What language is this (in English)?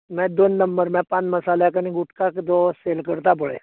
Konkani